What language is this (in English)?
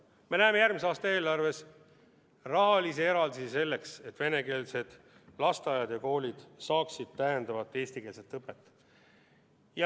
Estonian